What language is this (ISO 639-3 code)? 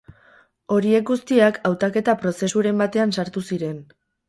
eus